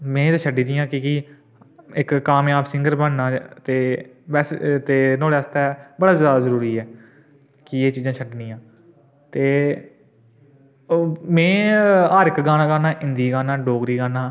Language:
Dogri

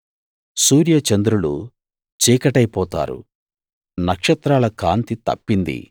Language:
Telugu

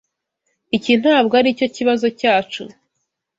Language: Kinyarwanda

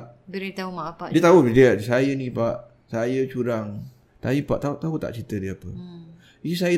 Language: Malay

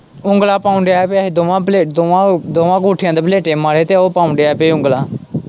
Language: Punjabi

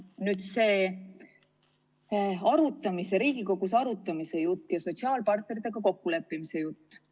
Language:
Estonian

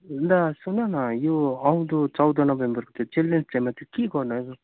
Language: Nepali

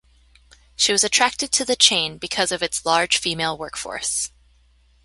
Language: English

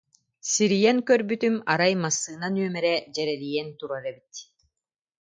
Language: Yakut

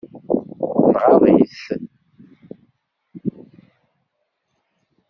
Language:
Kabyle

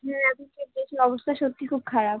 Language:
Bangla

